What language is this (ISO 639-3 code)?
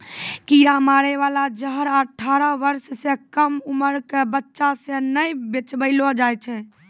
mai